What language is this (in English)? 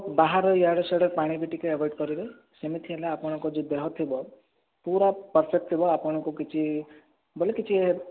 Odia